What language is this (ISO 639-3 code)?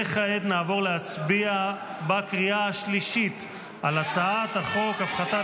heb